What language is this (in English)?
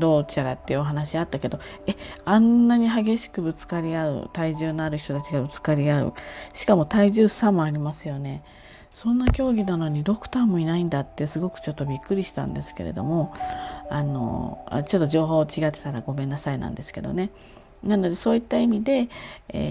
Japanese